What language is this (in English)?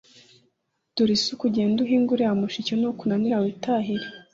Kinyarwanda